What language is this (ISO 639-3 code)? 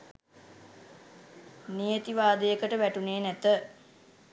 sin